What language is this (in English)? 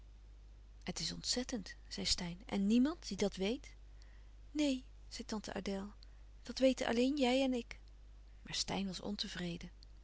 Dutch